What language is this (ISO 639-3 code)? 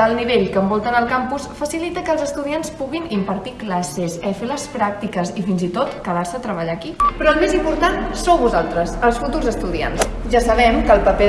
cat